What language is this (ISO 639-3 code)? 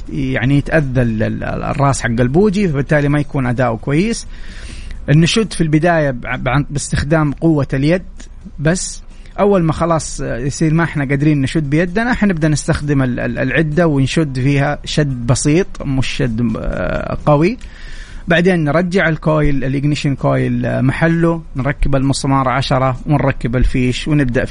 ara